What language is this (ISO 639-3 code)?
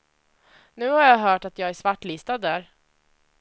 swe